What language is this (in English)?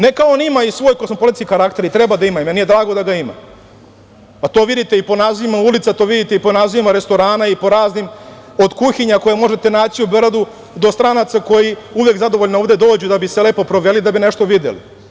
Serbian